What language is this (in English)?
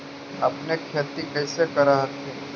Magahi